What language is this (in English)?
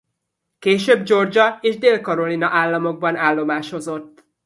Hungarian